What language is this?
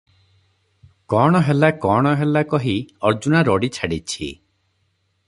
Odia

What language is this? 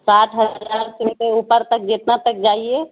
Urdu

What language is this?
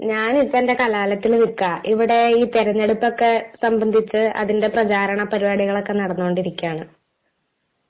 Malayalam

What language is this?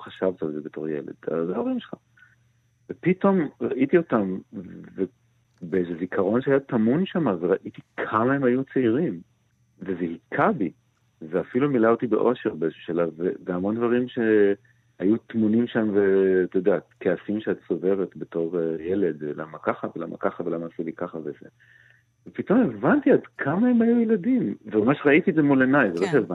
Hebrew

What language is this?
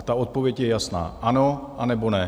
Czech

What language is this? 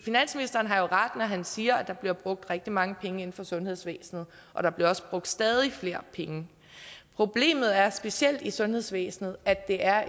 Danish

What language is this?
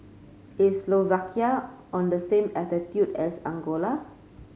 English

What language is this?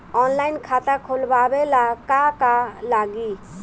Bhojpuri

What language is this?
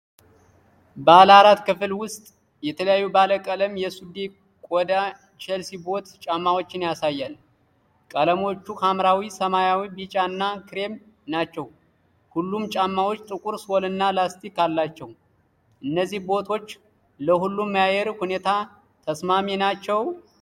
Amharic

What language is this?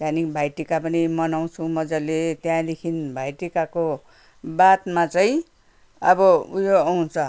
Nepali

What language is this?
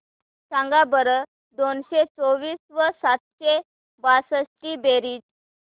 Marathi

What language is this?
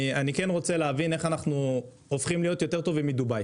Hebrew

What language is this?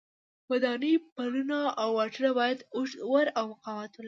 Pashto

